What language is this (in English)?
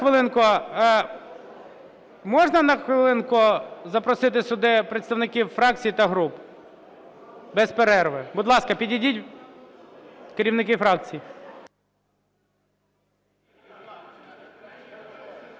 Ukrainian